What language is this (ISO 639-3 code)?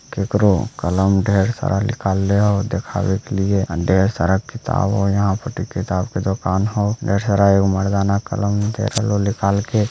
mag